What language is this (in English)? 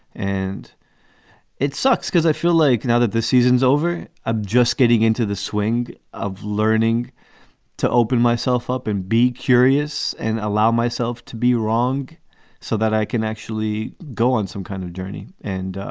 English